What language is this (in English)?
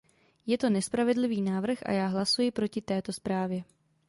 Czech